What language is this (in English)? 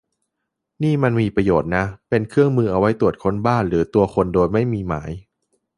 Thai